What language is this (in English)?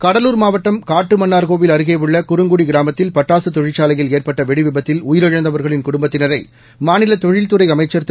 Tamil